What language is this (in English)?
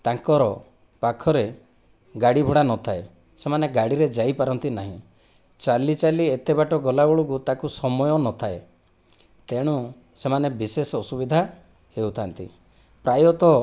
Odia